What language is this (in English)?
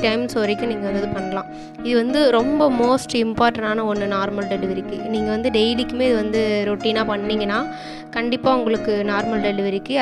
Romanian